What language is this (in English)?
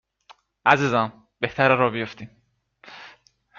Persian